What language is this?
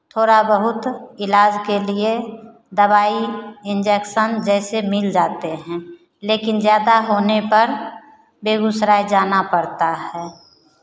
Hindi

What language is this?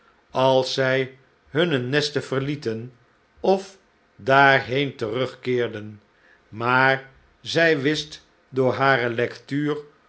Dutch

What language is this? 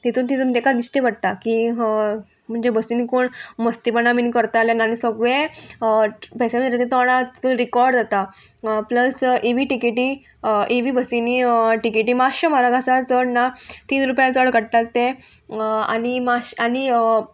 Konkani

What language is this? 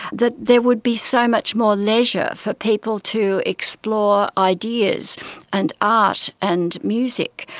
English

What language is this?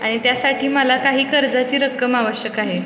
Marathi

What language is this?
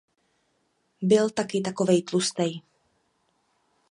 Czech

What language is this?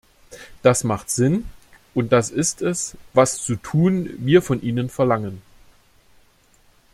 German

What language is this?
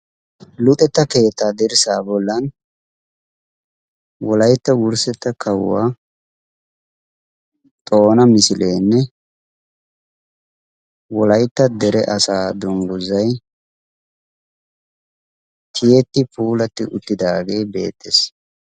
Wolaytta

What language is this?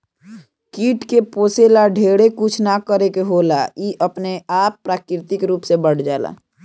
Bhojpuri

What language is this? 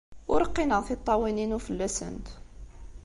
Kabyle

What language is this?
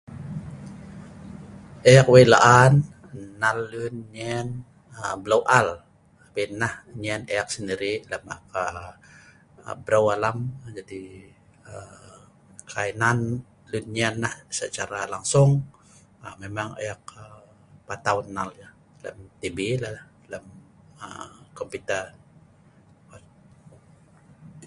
Sa'ban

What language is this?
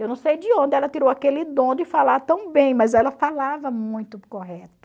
Portuguese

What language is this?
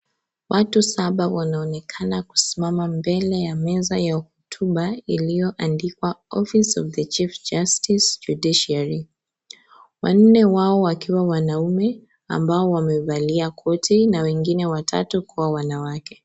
Swahili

